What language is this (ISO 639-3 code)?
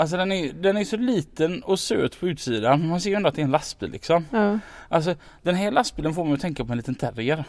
swe